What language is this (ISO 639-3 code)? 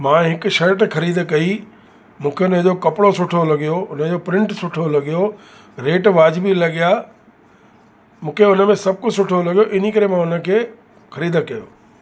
snd